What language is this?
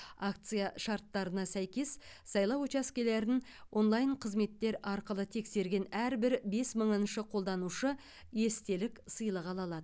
Kazakh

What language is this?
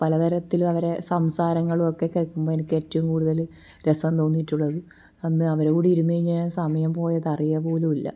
Malayalam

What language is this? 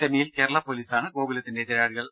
Malayalam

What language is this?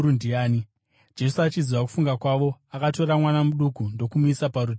Shona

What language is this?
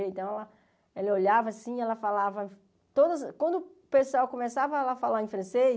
Portuguese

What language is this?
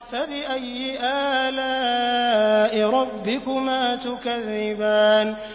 Arabic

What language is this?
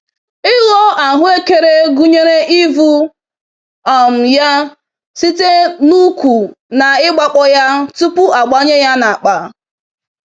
Igbo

